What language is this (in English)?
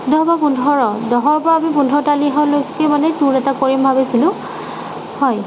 Assamese